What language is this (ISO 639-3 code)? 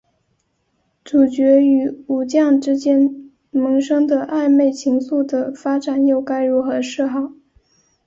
zho